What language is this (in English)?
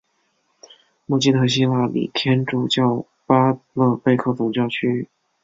Chinese